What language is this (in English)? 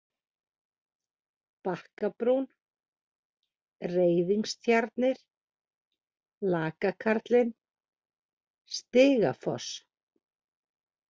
Icelandic